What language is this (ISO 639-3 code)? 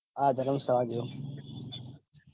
guj